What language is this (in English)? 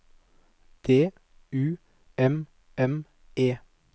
Norwegian